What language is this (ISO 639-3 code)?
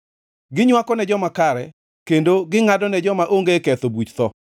luo